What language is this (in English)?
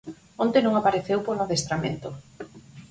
Galician